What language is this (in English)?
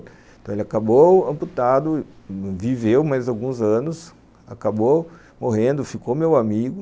Portuguese